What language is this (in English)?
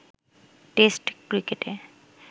Bangla